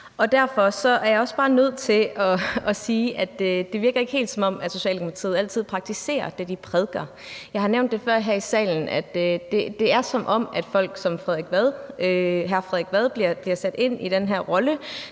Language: Danish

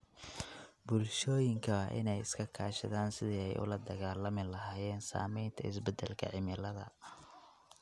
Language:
Somali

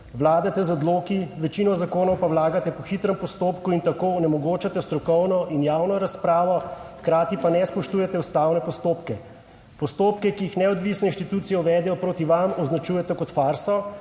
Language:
Slovenian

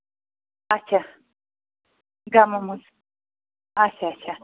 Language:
Kashmiri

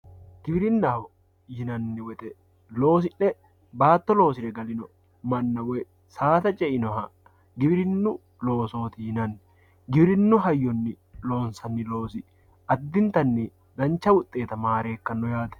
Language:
Sidamo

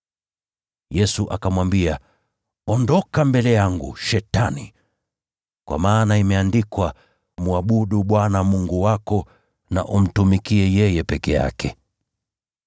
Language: Swahili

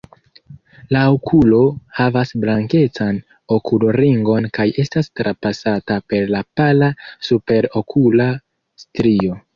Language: Esperanto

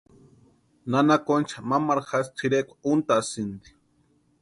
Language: Western Highland Purepecha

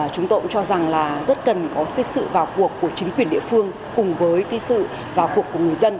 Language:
Vietnamese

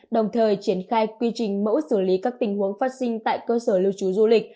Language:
Vietnamese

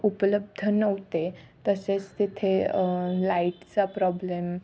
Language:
Marathi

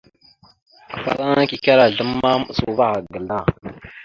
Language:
Mada (Cameroon)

